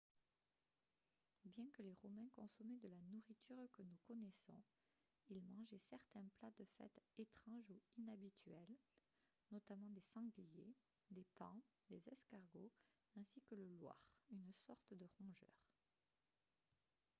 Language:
French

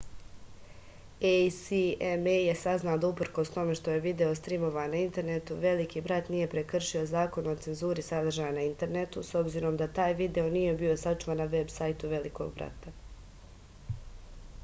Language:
Serbian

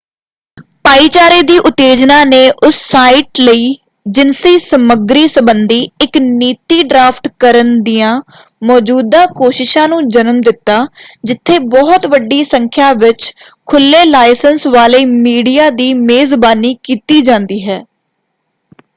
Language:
Punjabi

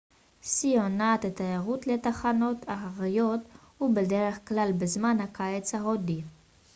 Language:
Hebrew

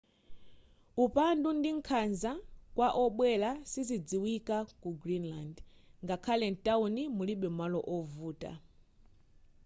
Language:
Nyanja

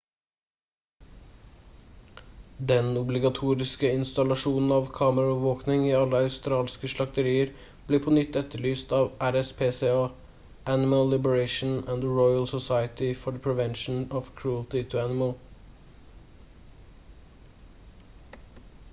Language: Norwegian Bokmål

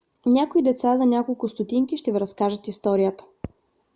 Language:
Bulgarian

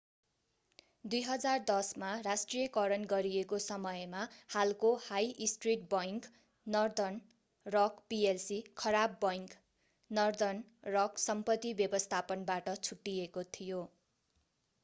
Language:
Nepali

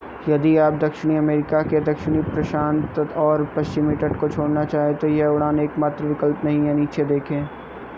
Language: Hindi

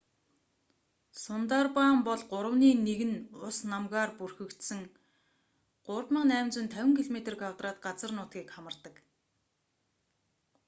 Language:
Mongolian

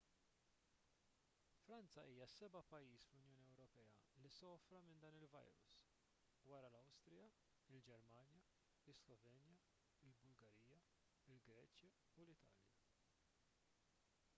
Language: Maltese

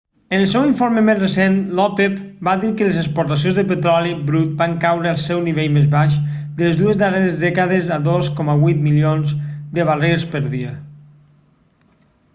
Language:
Catalan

